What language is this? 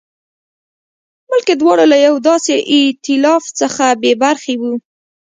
Pashto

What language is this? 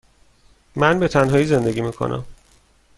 Persian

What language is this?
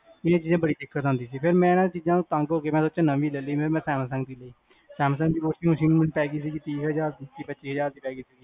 Punjabi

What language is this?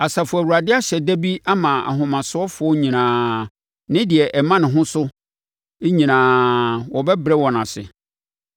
Akan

